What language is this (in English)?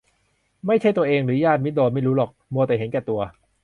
Thai